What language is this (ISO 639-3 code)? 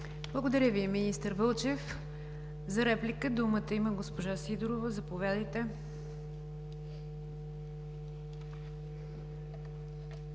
bul